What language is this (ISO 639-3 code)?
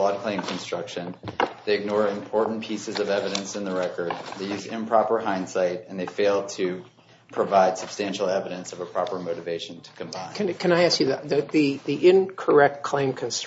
eng